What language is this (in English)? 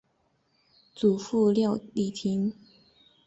Chinese